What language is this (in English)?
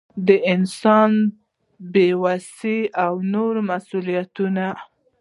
Pashto